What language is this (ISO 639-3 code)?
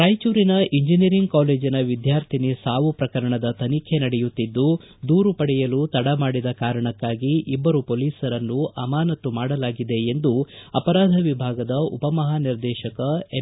kan